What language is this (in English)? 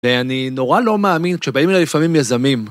Hebrew